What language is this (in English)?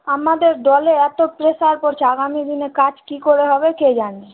Bangla